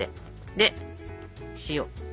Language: Japanese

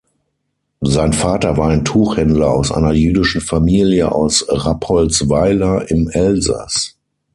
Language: German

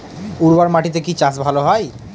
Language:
Bangla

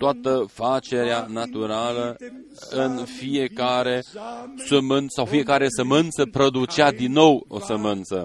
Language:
Romanian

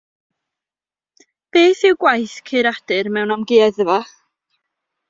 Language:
Welsh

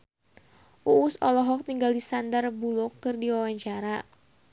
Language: Sundanese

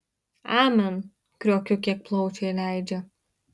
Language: Lithuanian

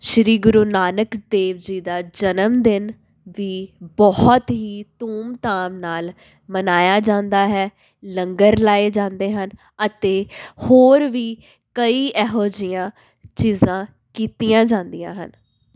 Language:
Punjabi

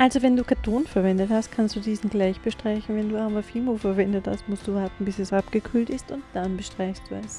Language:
German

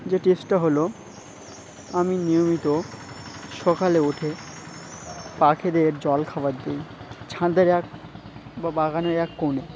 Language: Bangla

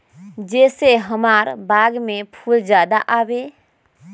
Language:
Magahi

